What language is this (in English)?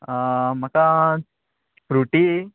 Konkani